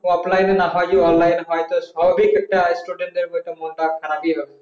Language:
Bangla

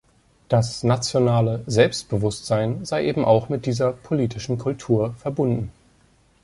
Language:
German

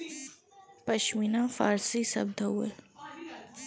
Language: Bhojpuri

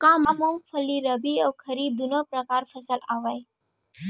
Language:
Chhattisgarhi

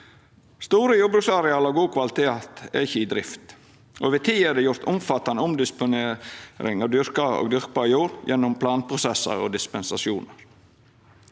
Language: Norwegian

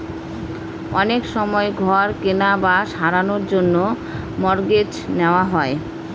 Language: Bangla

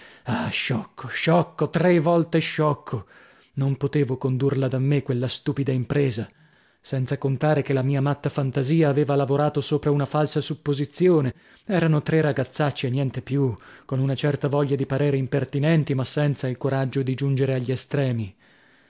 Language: Italian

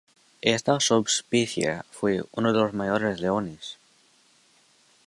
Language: Spanish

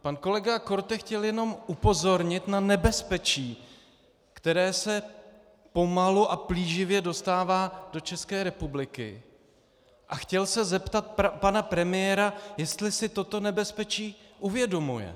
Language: Czech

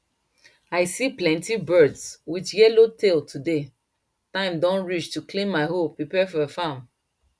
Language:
Nigerian Pidgin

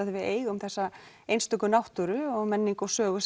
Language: Icelandic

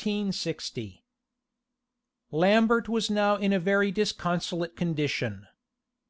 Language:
English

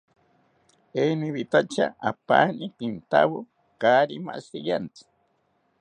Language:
South Ucayali Ashéninka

